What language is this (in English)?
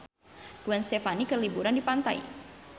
Sundanese